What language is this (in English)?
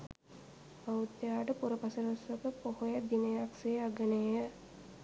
Sinhala